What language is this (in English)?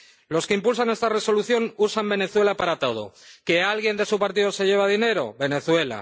Spanish